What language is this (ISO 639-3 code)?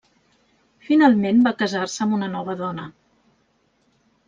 cat